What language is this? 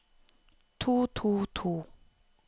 Norwegian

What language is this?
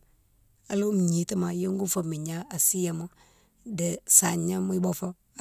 Mansoanka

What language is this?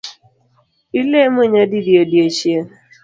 Luo (Kenya and Tanzania)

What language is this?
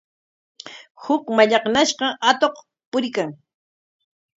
Corongo Ancash Quechua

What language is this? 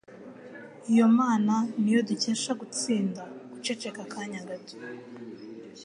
Kinyarwanda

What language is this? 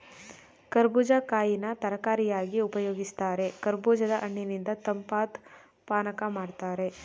Kannada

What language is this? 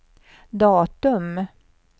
Swedish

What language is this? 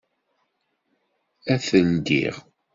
Kabyle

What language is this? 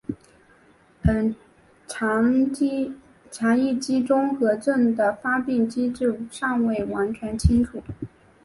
Chinese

